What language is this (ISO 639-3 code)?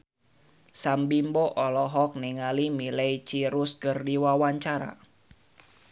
sun